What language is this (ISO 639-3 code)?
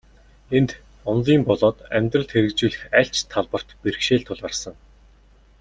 mon